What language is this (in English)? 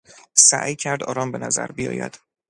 Persian